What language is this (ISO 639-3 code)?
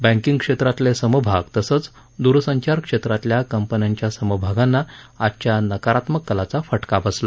mar